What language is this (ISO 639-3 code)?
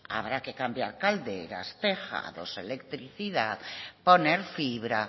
spa